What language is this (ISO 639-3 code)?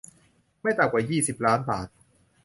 tha